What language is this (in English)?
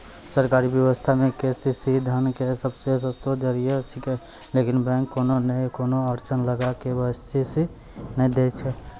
Maithili